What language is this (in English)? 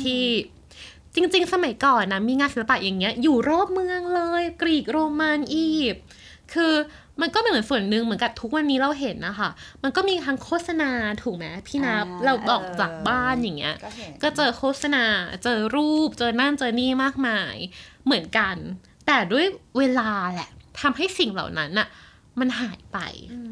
Thai